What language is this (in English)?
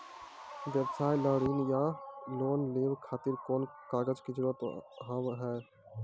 Maithili